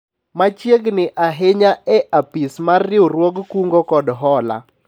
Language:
Luo (Kenya and Tanzania)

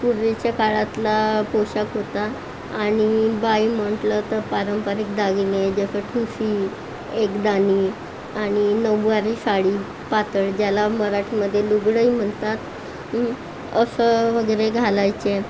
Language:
Marathi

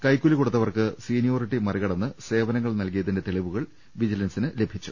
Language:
Malayalam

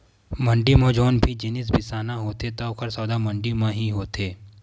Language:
Chhattisgarhi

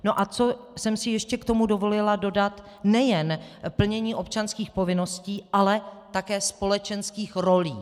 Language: Czech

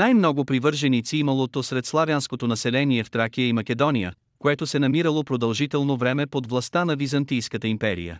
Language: Bulgarian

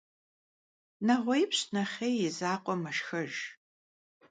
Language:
Kabardian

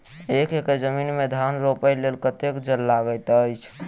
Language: Maithili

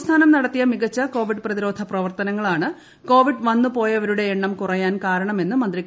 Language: Malayalam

